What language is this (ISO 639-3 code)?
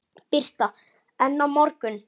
isl